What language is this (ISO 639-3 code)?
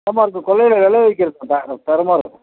tam